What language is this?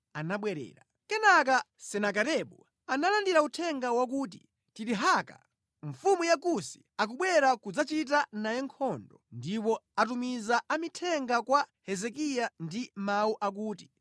Nyanja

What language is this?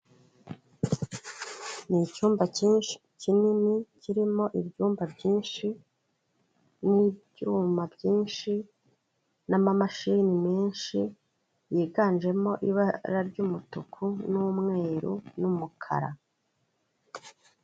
Kinyarwanda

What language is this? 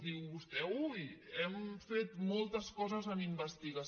Catalan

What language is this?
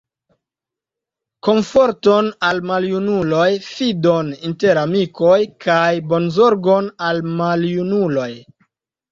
Esperanto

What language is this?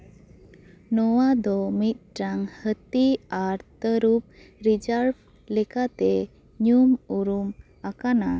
Santali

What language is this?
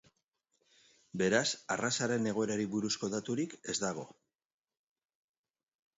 Basque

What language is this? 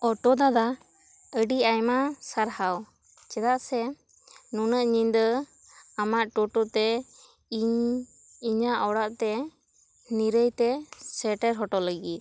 Santali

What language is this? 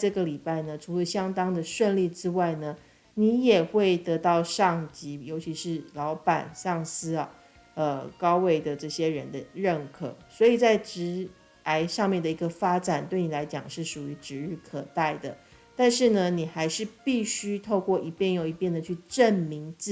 Chinese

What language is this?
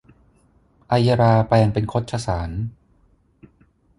Thai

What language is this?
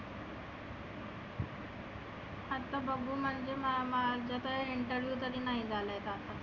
Marathi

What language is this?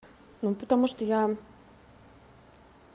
Russian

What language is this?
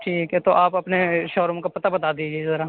Urdu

